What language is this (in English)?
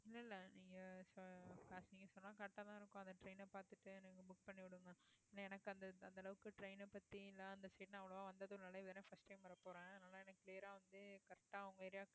Tamil